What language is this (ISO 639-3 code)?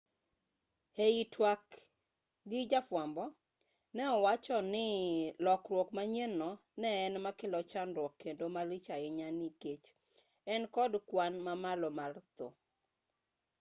luo